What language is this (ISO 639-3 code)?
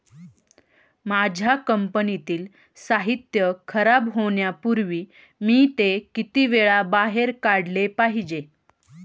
mar